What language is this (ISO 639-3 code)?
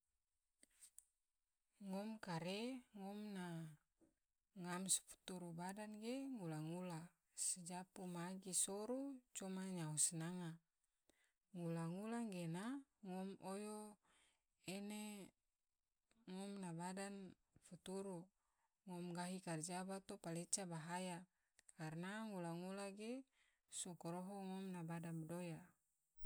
tvo